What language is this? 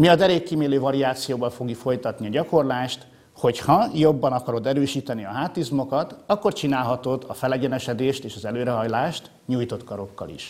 Hungarian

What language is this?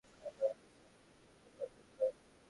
Bangla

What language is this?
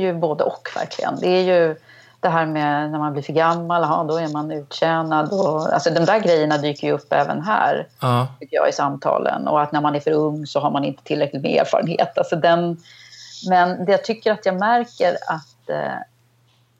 Swedish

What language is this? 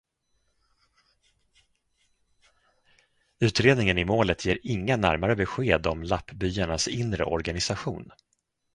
Swedish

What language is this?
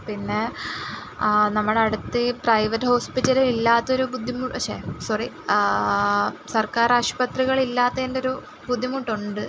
Malayalam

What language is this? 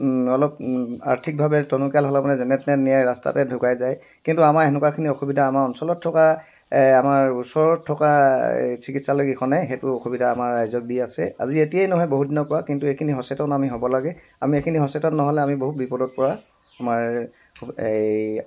Assamese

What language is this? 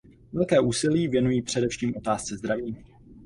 Czech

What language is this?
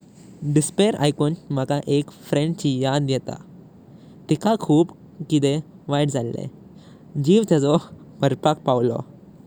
Konkani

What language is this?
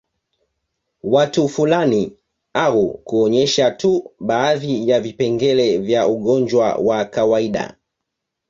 Swahili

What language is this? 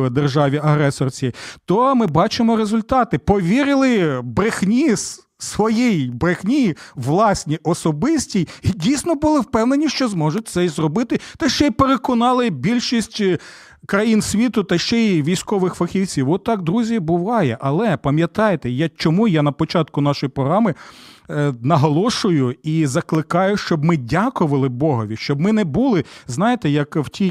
Ukrainian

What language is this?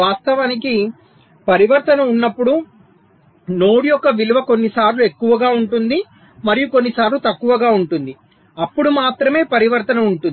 Telugu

